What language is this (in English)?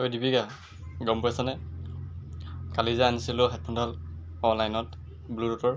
Assamese